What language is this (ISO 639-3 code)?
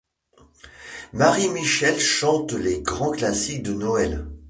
fra